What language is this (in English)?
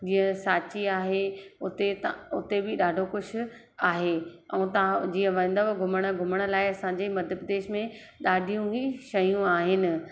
Sindhi